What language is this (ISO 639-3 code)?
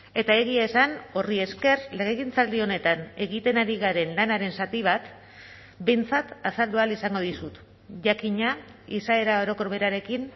eus